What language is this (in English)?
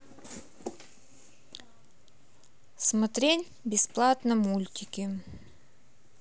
Russian